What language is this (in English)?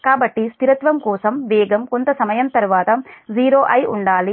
Telugu